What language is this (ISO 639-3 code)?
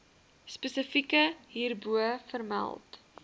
afr